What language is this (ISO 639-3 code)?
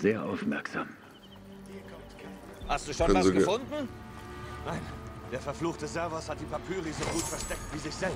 deu